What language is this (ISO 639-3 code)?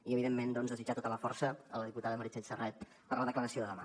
cat